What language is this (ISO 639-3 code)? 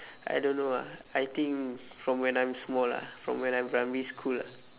eng